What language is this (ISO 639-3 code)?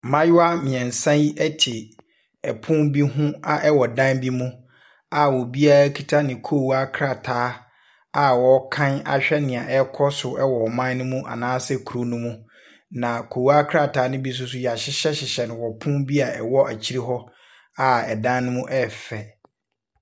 aka